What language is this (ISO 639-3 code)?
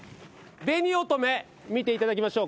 jpn